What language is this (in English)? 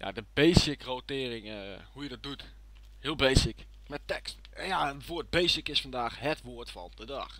Dutch